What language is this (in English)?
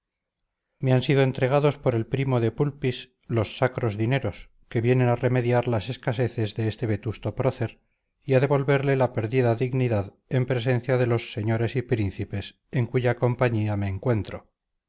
Spanish